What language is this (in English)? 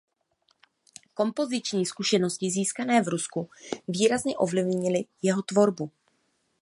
Czech